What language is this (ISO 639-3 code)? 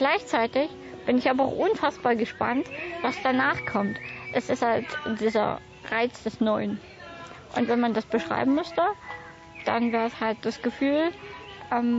deu